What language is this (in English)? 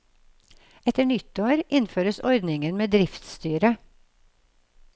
Norwegian